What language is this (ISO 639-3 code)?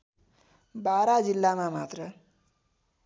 nep